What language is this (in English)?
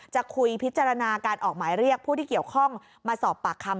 Thai